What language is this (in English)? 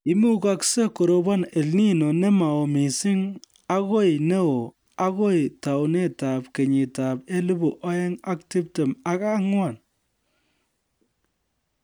Kalenjin